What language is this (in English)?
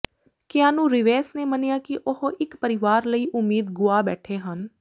Punjabi